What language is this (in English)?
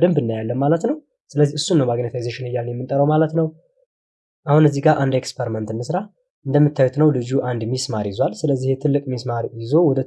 Turkish